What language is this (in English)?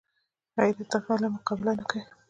Pashto